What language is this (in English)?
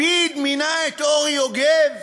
Hebrew